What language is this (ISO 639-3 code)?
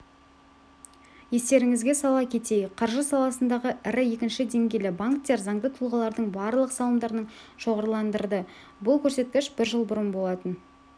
kaz